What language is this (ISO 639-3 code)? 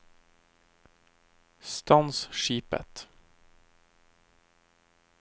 nor